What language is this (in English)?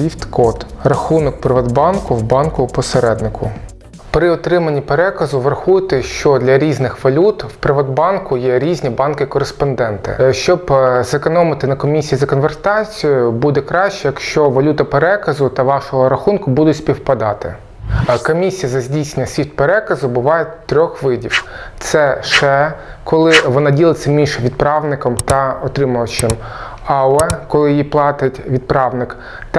Ukrainian